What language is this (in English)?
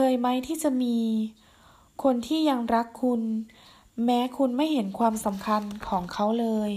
Thai